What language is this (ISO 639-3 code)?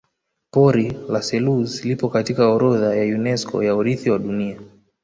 swa